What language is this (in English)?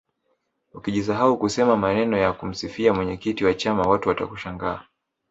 Swahili